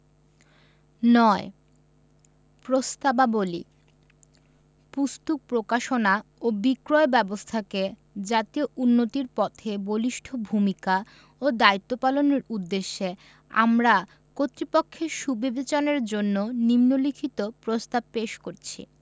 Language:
Bangla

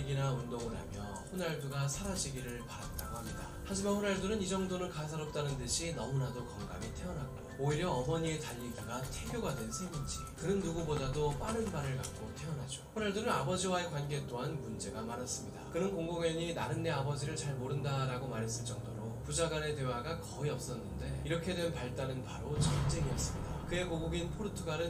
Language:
Korean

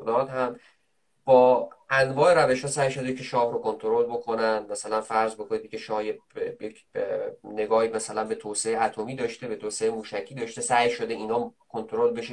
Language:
Persian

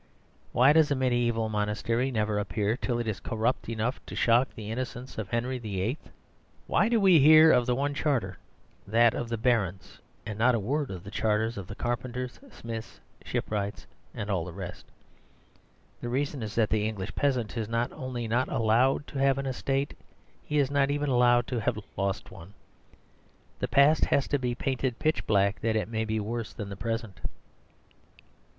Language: English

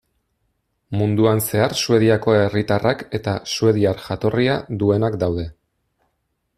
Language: Basque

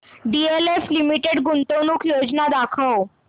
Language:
Marathi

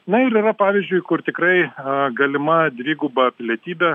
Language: Lithuanian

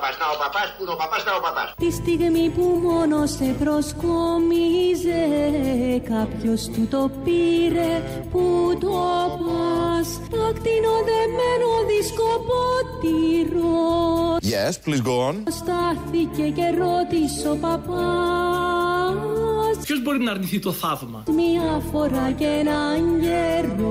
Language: Greek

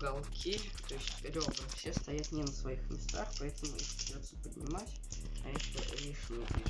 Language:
Russian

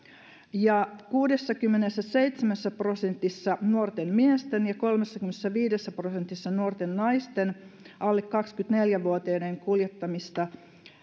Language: Finnish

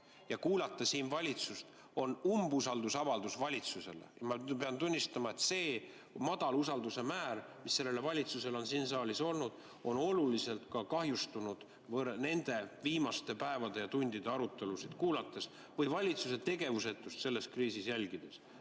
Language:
Estonian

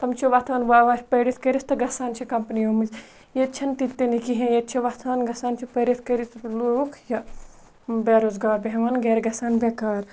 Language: Kashmiri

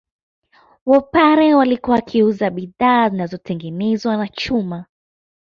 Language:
Swahili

